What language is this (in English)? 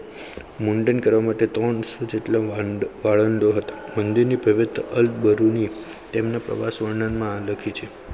Gujarati